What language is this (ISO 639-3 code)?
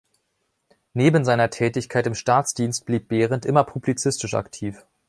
deu